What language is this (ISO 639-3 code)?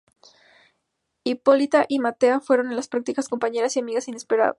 spa